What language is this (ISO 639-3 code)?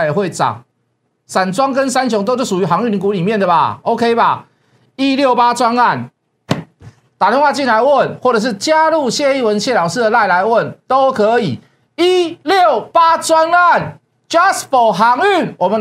zho